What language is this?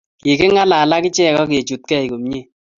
Kalenjin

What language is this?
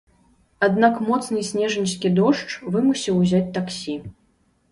Belarusian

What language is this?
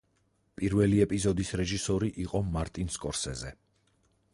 Georgian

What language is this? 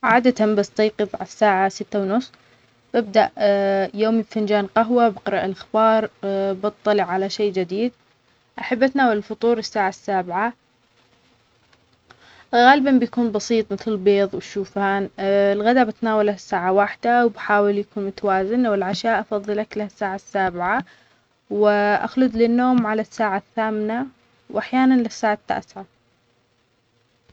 Omani Arabic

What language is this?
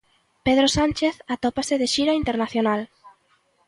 Galician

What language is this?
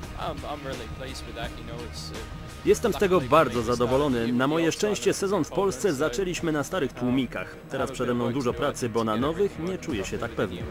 Polish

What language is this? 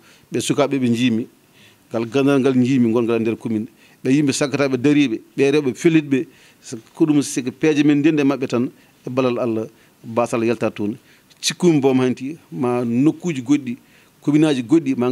French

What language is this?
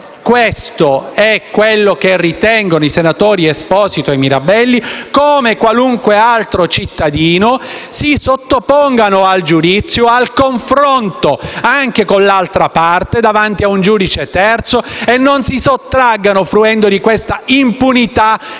Italian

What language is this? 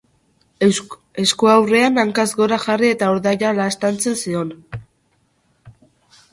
Basque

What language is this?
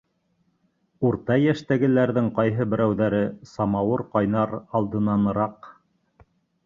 Bashkir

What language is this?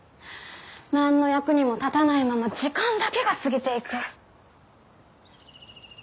Japanese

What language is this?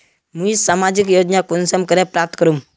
Magahi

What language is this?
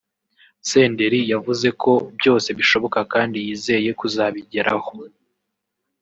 Kinyarwanda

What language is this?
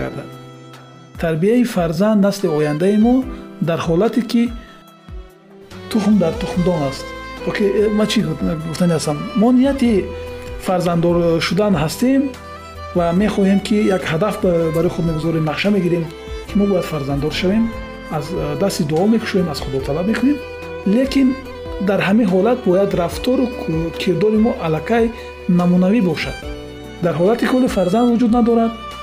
Persian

